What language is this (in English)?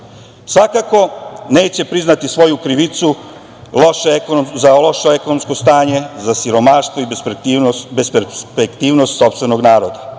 Serbian